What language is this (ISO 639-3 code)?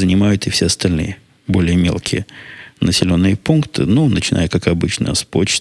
rus